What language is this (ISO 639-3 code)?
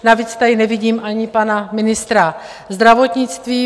ces